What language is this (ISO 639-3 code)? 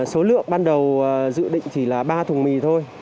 vie